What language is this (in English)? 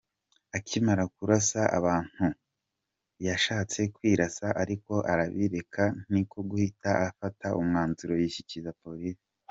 Kinyarwanda